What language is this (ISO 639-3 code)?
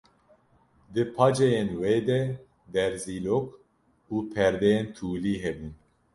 kur